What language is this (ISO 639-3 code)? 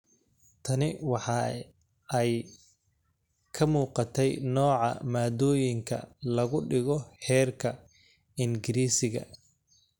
som